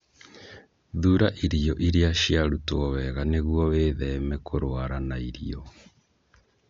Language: Kikuyu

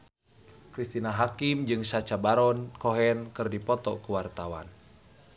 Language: Sundanese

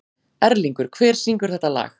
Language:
Icelandic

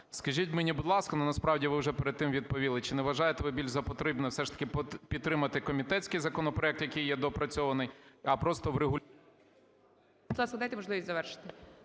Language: Ukrainian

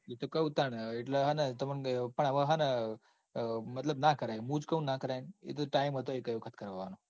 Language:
Gujarati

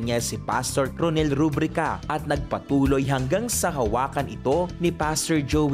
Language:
Filipino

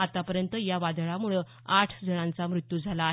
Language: Marathi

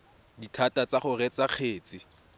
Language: Tswana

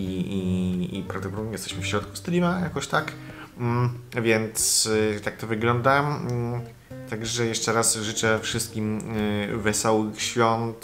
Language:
Polish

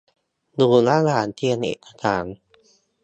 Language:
Thai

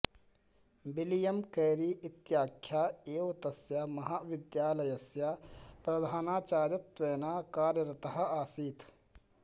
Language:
Sanskrit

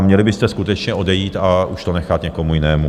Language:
Czech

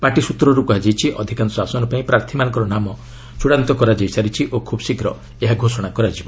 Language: Odia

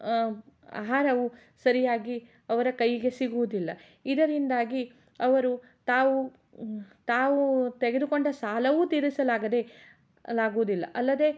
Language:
Kannada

